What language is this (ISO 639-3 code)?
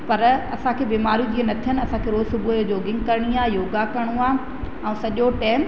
snd